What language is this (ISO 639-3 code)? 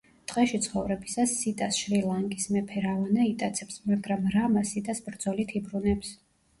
kat